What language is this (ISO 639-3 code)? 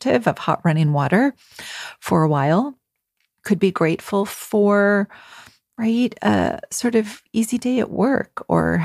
eng